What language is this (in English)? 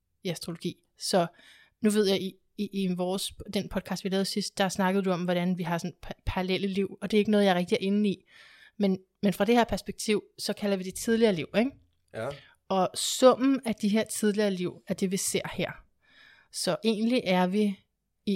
Danish